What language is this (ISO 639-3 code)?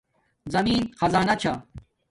dmk